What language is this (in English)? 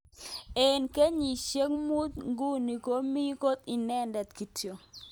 Kalenjin